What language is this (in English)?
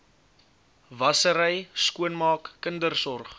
Afrikaans